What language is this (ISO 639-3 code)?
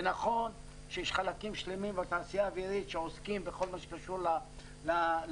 heb